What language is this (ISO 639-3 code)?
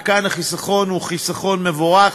heb